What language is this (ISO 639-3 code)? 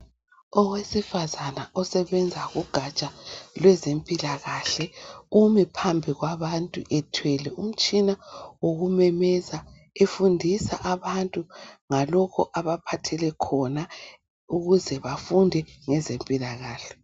nde